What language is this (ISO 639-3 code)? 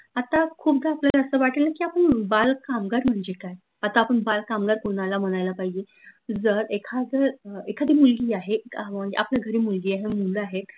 mar